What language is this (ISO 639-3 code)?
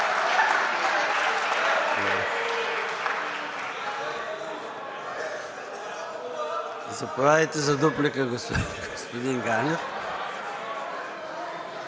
bul